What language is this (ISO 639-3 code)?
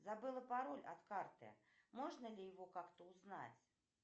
rus